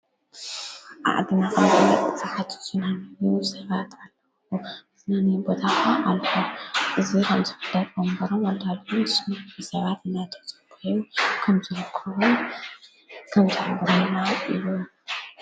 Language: Tigrinya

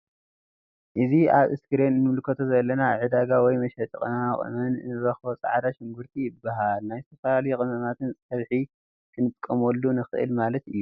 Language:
Tigrinya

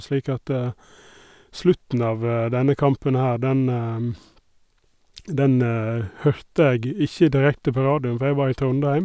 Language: Norwegian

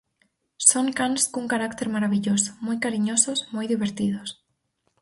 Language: Galician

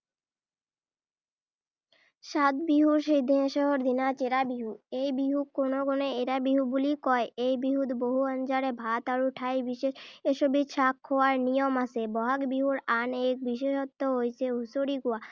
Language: Assamese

